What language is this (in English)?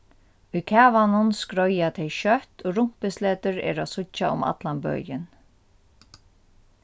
Faroese